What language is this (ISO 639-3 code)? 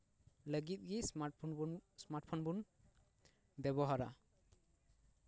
sat